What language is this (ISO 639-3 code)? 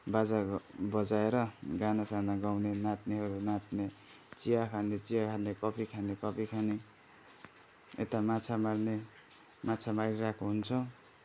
nep